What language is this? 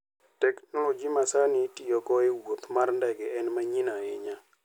Luo (Kenya and Tanzania)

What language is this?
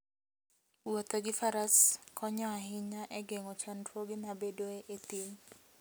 Luo (Kenya and Tanzania)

